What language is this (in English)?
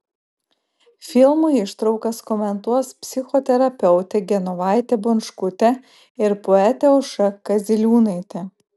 Lithuanian